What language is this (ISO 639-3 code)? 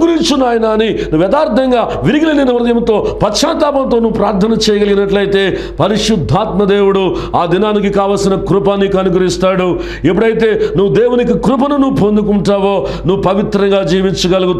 ron